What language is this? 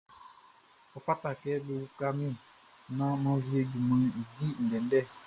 Baoulé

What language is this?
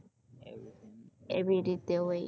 Gujarati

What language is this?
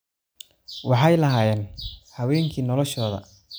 Somali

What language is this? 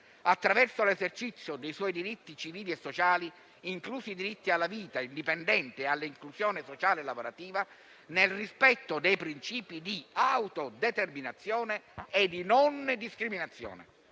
Italian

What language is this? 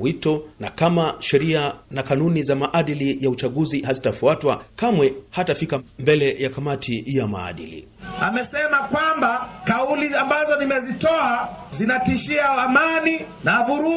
Swahili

